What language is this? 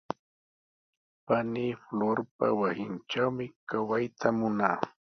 Sihuas Ancash Quechua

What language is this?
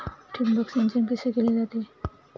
Marathi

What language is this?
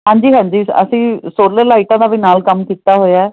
Punjabi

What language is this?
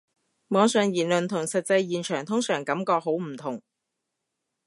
Cantonese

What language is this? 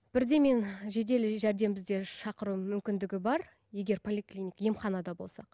Kazakh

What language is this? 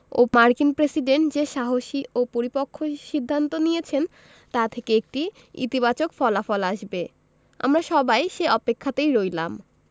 Bangla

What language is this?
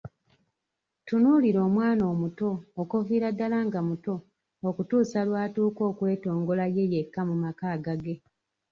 Ganda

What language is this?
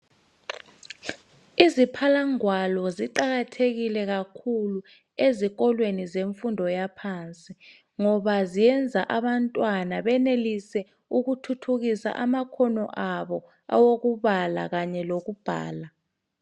North Ndebele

